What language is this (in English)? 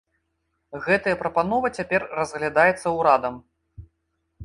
Belarusian